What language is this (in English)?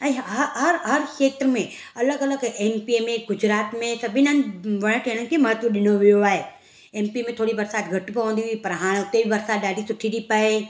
Sindhi